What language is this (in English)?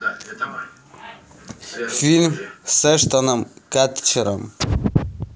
Russian